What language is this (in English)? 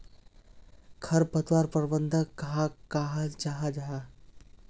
Magahi